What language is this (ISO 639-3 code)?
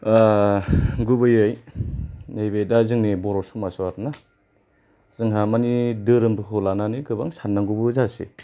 brx